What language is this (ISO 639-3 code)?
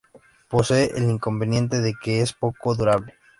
spa